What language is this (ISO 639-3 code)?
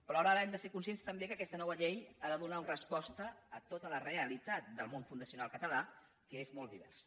cat